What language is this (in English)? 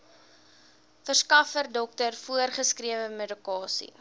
Afrikaans